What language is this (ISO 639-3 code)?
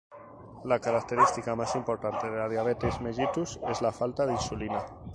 spa